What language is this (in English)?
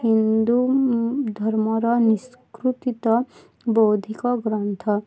Odia